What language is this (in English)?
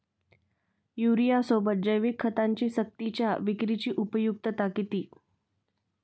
Marathi